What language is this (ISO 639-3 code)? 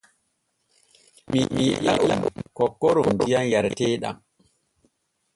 fue